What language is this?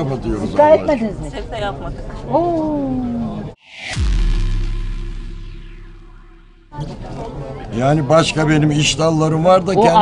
Turkish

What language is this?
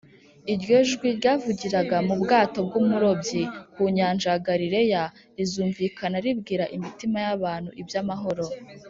Kinyarwanda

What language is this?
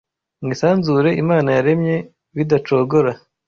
Kinyarwanda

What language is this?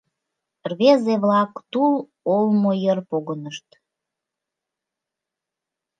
Mari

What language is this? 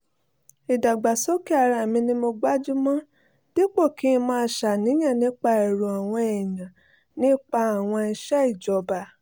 Yoruba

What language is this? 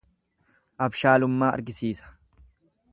Oromo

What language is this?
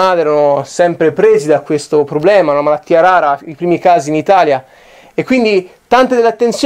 Italian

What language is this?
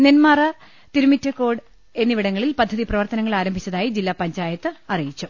Malayalam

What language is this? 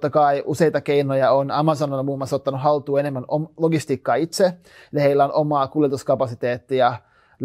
Finnish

